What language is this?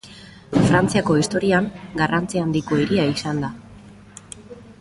Basque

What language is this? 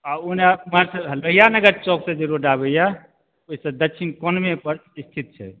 Maithili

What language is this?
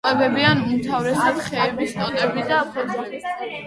Georgian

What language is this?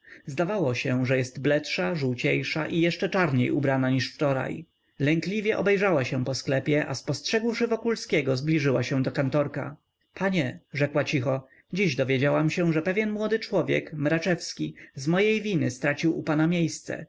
Polish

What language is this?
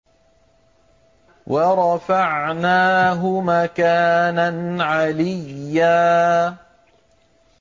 Arabic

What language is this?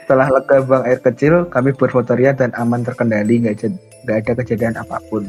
Indonesian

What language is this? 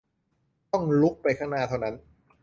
Thai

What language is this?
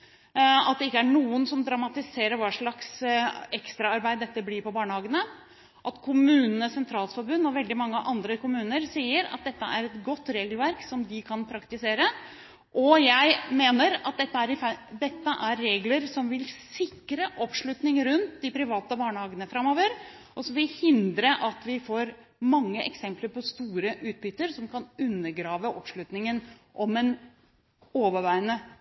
Norwegian Bokmål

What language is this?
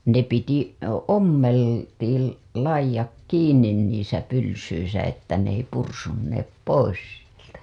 Finnish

